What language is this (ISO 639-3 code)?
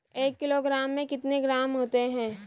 hin